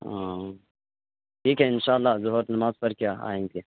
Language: Urdu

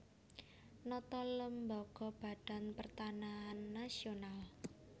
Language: Javanese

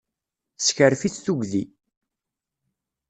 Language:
Kabyle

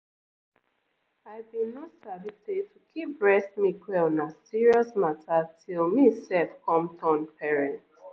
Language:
Nigerian Pidgin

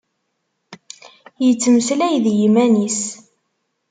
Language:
Kabyle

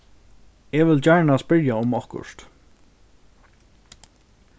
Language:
Faroese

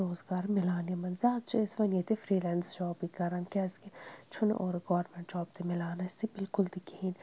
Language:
Kashmiri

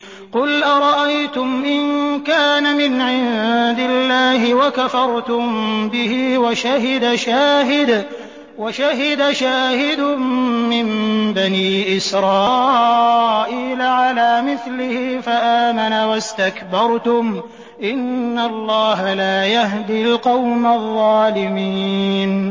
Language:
Arabic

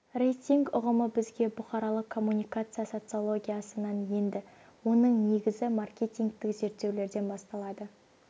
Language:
Kazakh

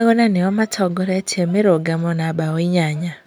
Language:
Kikuyu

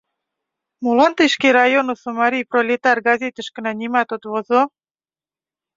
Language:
Mari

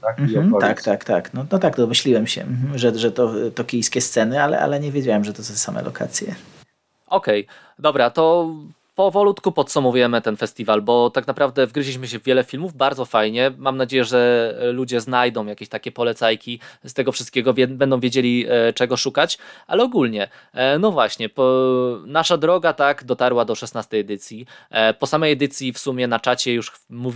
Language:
Polish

